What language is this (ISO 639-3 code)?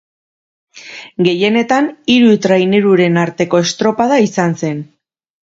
eus